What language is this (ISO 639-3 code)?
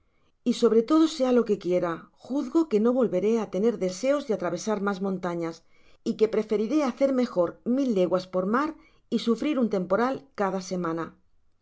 spa